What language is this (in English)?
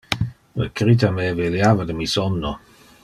Interlingua